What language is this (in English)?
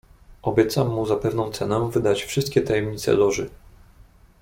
Polish